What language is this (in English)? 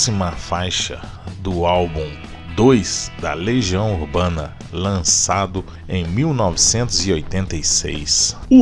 Portuguese